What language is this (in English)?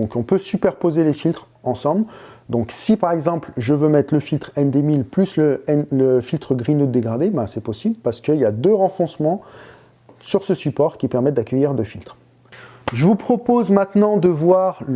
French